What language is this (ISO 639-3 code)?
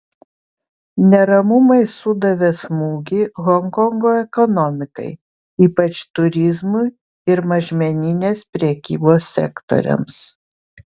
lit